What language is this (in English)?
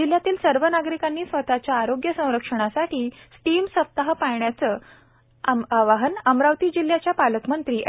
Marathi